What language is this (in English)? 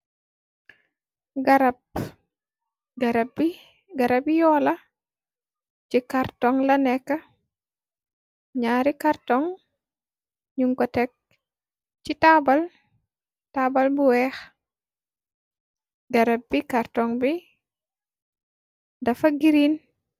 Wolof